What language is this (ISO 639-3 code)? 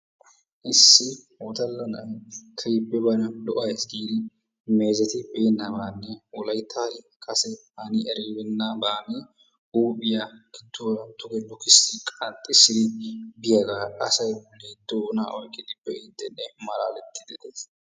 wal